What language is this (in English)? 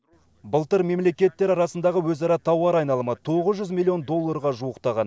Kazakh